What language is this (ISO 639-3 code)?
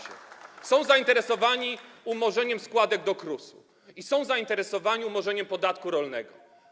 pol